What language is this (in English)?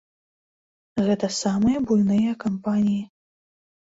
Belarusian